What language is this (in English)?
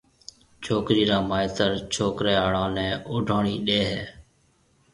Marwari (Pakistan)